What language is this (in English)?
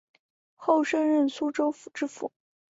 Chinese